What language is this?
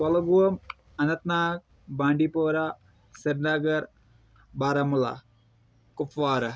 Kashmiri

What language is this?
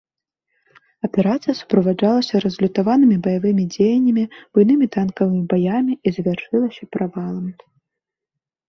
Belarusian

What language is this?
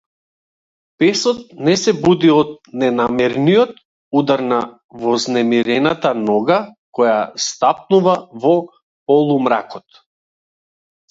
Macedonian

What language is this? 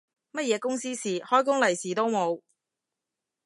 Cantonese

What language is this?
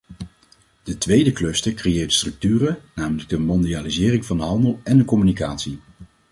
Dutch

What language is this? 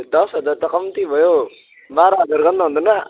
Nepali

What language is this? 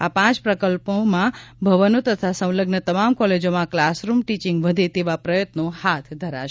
Gujarati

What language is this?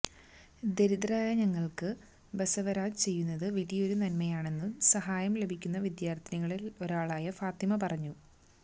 Malayalam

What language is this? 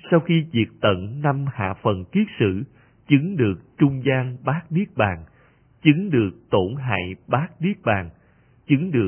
Vietnamese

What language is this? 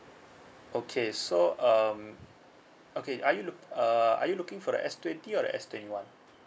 English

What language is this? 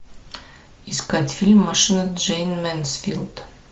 Russian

